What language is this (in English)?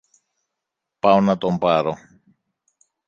Greek